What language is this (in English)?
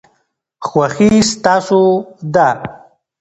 Pashto